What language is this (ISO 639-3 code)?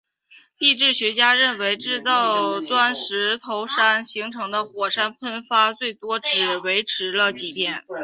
zho